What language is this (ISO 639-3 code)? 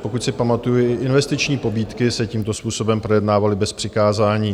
ces